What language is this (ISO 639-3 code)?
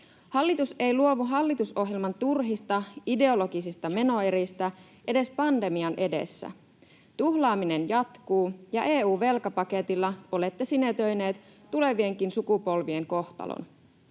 fin